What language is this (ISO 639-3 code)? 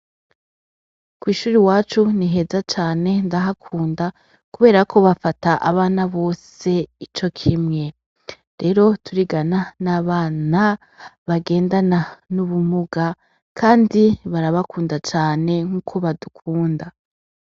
run